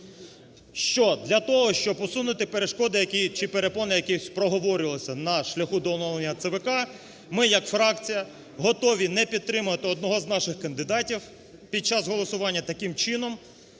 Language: Ukrainian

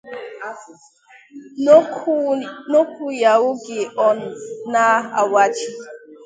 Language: Igbo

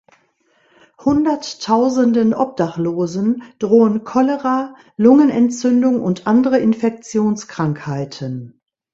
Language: German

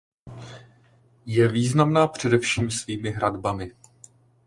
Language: Czech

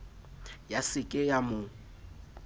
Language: Southern Sotho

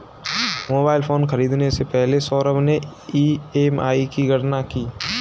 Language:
Hindi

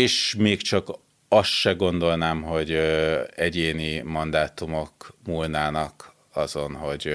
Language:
Hungarian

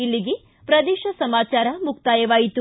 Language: Kannada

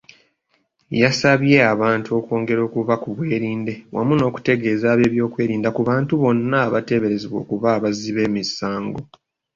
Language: Ganda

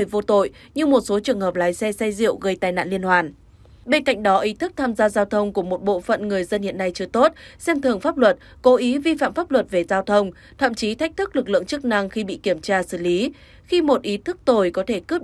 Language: Vietnamese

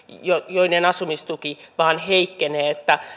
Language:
Finnish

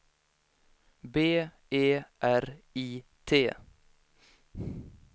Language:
Swedish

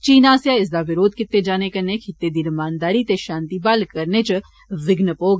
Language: Dogri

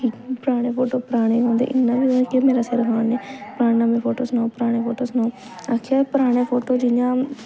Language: Dogri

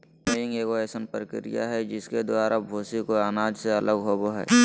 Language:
Magahi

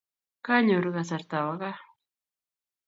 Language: Kalenjin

